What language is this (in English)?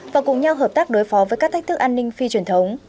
Vietnamese